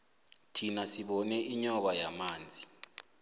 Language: South Ndebele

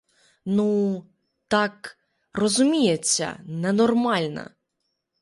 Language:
Ukrainian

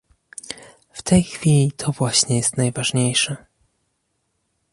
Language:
Polish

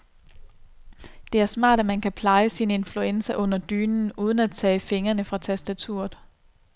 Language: Danish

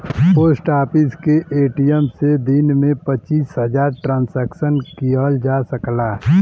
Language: Bhojpuri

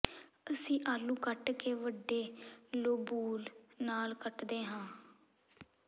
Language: Punjabi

